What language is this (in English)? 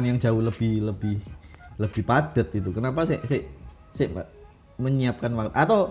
Indonesian